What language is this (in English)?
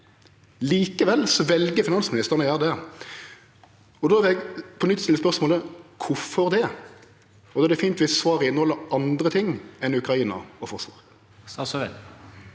Norwegian